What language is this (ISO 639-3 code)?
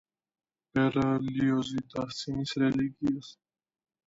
kat